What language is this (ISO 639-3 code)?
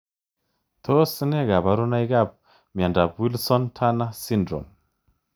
kln